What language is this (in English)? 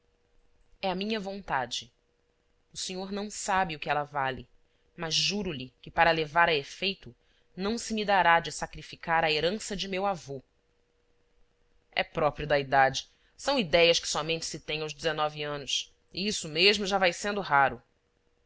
Portuguese